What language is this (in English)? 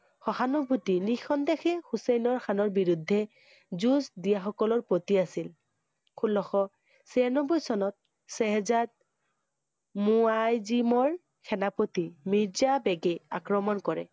Assamese